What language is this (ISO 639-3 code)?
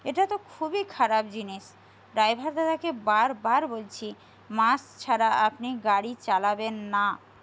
ben